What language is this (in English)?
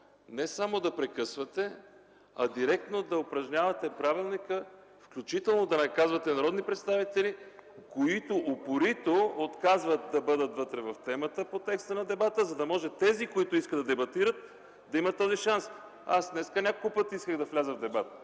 Bulgarian